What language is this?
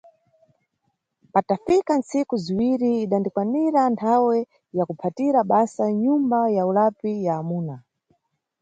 Nyungwe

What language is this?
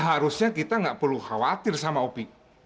Indonesian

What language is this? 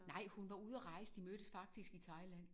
Danish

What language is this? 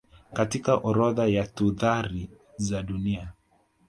Swahili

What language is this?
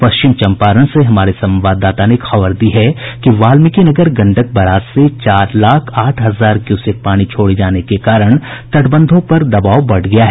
Hindi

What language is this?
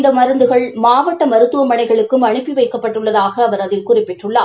Tamil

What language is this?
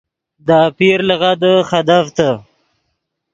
Yidgha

